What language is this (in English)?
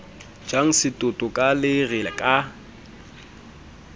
Southern Sotho